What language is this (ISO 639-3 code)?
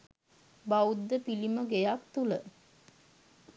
sin